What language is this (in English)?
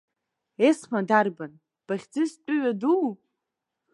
Abkhazian